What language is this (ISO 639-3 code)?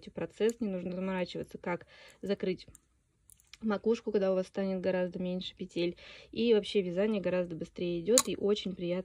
rus